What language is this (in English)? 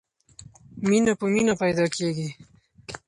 Pashto